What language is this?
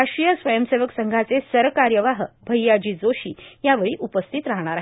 Marathi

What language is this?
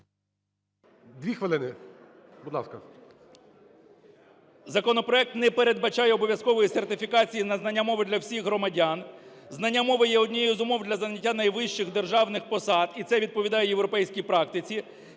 Ukrainian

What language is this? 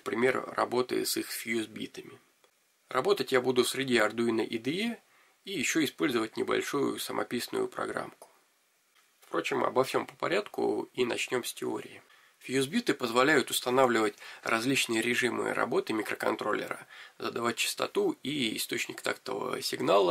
Russian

